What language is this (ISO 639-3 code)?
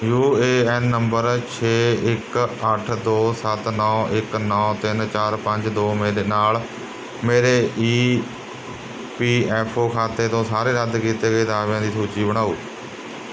pan